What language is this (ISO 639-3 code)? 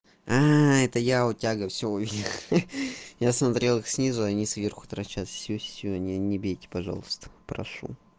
rus